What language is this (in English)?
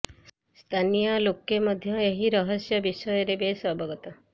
Odia